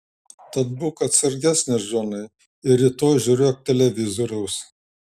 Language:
Lithuanian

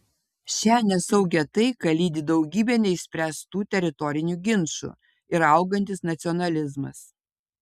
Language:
Lithuanian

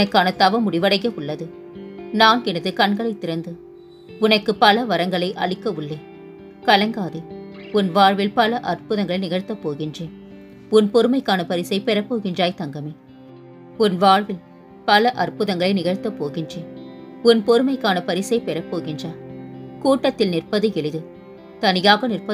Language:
Tamil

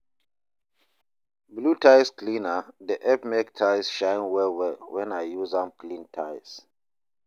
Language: Nigerian Pidgin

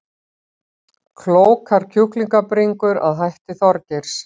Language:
Icelandic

